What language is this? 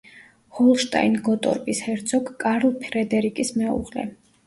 Georgian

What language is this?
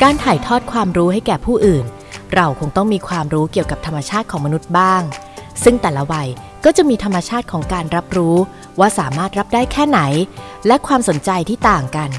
Thai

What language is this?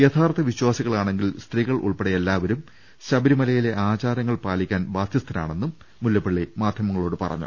Malayalam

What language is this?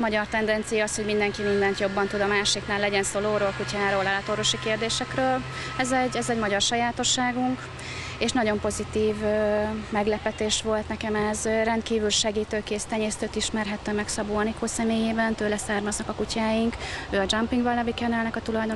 Hungarian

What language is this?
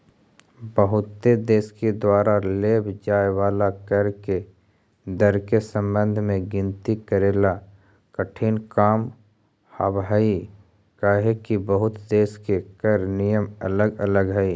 Magahi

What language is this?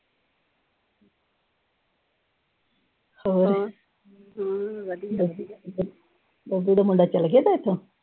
Punjabi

